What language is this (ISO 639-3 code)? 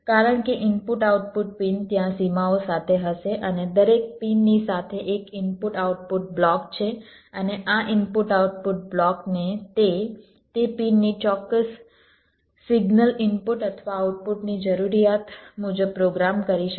guj